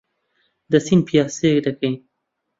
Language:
Central Kurdish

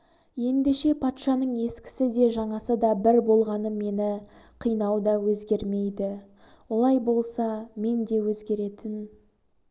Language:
Kazakh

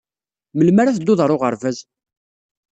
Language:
Kabyle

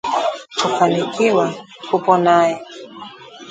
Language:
Swahili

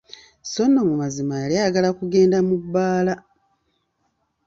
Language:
Ganda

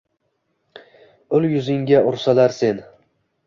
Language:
Uzbek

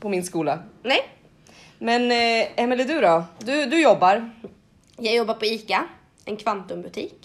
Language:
Swedish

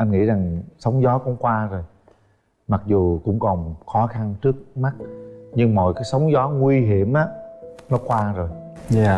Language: Vietnamese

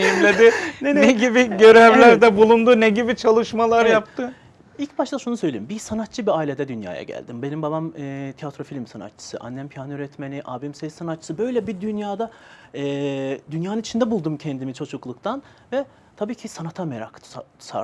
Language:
Turkish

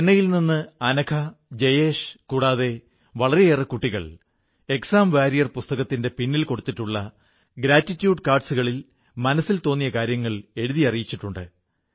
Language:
Malayalam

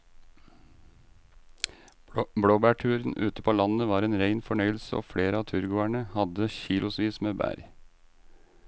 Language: Norwegian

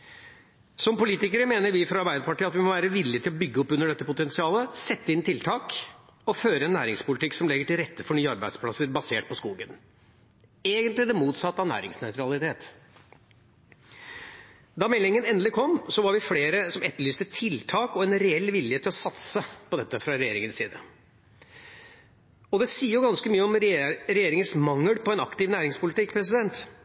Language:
Norwegian Bokmål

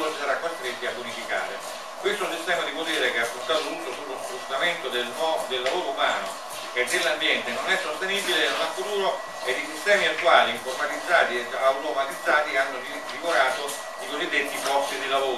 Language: Italian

